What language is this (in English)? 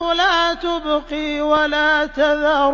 Arabic